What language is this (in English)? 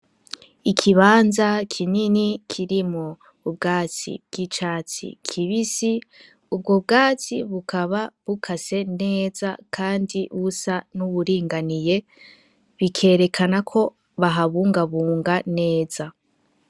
Rundi